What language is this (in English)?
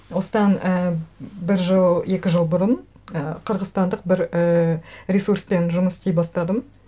Kazakh